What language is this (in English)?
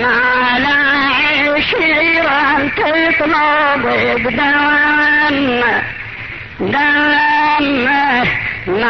Arabic